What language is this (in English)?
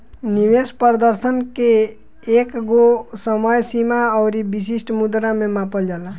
Bhojpuri